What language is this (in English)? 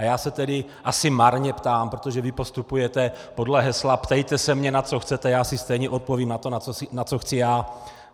Czech